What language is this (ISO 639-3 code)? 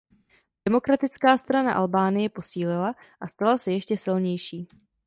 ces